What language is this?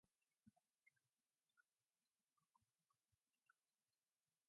English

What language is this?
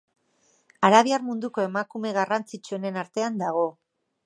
Basque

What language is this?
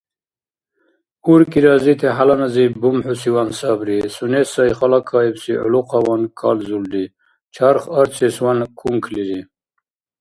Dargwa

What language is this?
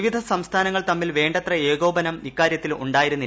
Malayalam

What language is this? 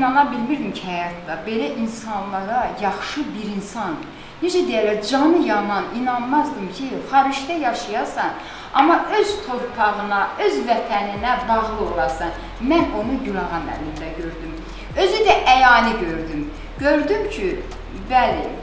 Turkish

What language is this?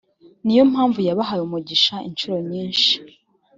Kinyarwanda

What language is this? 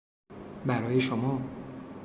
Persian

